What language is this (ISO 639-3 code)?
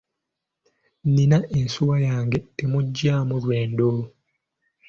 lug